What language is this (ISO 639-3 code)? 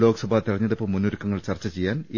mal